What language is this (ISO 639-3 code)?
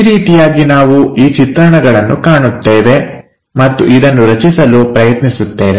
kan